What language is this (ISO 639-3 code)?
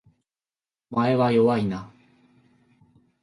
jpn